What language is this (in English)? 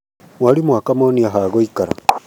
Kikuyu